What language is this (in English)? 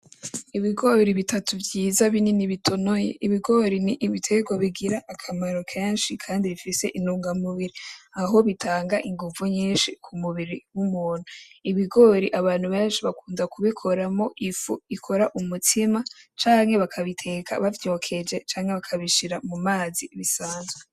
Rundi